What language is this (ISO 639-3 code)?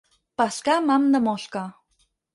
cat